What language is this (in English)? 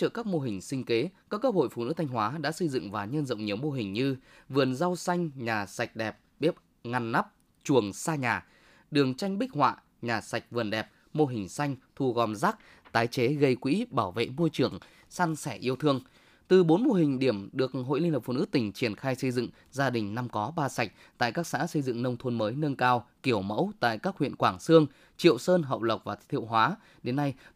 Vietnamese